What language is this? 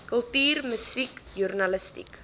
Afrikaans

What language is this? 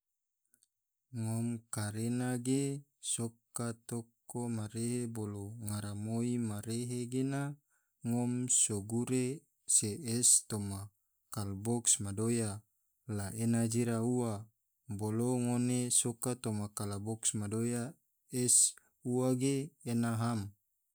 Tidore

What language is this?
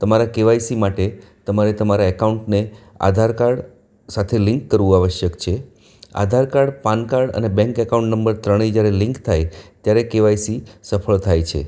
Gujarati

